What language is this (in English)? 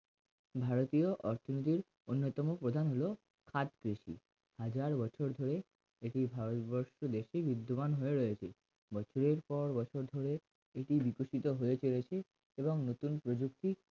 Bangla